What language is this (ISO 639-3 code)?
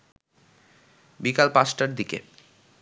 ben